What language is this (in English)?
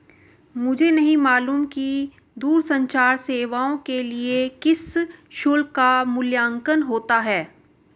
Hindi